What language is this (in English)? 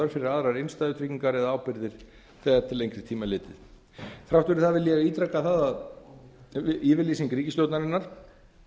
Icelandic